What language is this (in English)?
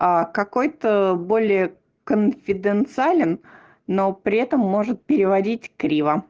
Russian